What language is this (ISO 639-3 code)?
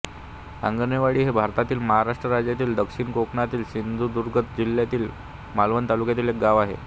mar